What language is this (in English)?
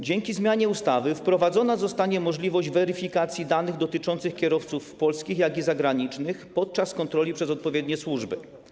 Polish